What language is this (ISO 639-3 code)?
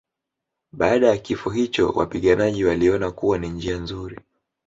swa